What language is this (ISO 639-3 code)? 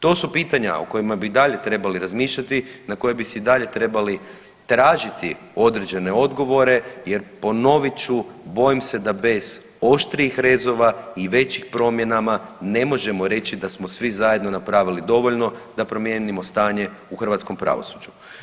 hrv